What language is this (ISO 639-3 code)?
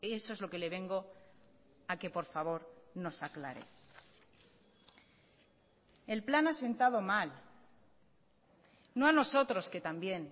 spa